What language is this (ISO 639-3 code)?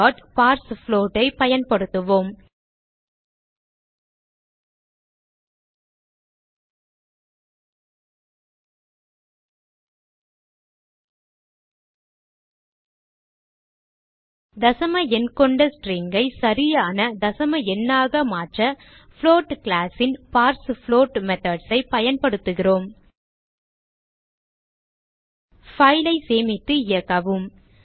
tam